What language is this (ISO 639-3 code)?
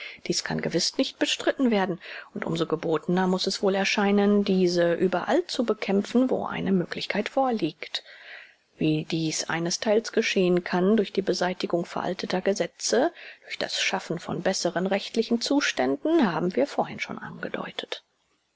deu